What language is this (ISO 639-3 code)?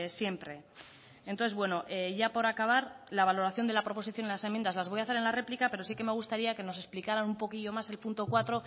spa